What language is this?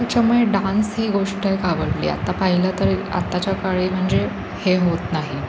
Marathi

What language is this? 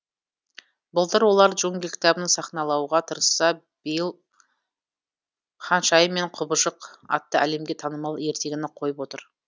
Kazakh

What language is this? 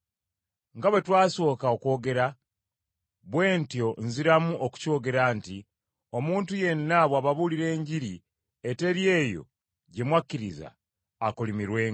Ganda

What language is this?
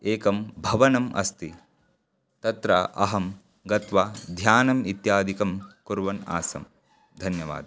Sanskrit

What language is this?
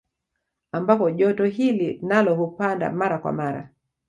Swahili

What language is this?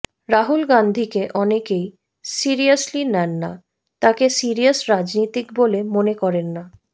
Bangla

